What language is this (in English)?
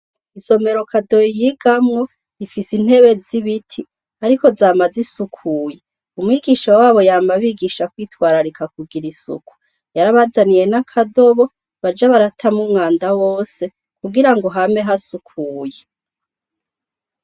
Rundi